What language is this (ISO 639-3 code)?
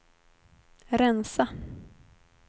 swe